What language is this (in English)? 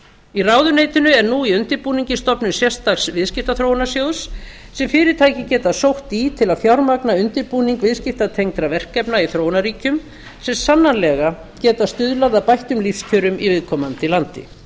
Icelandic